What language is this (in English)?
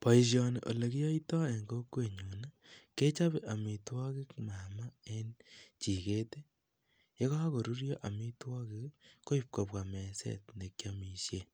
Kalenjin